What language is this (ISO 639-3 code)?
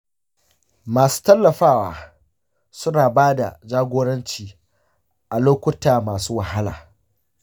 hau